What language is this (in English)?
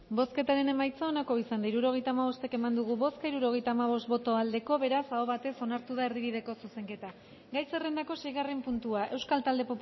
Basque